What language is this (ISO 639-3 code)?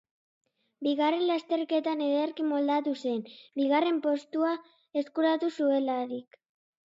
eus